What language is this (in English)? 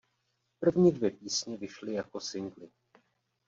Czech